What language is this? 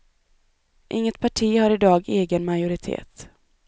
Swedish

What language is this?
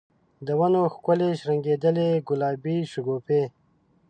Pashto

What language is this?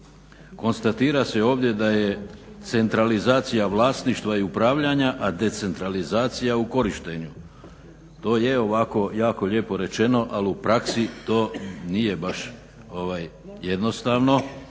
Croatian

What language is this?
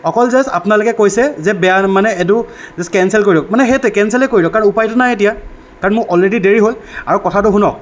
Assamese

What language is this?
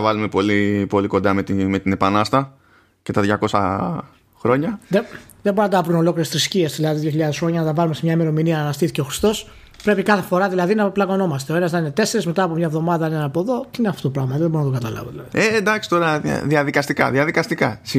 Greek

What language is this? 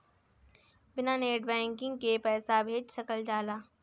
Bhojpuri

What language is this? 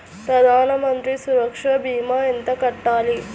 Telugu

